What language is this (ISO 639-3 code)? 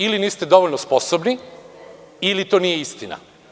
srp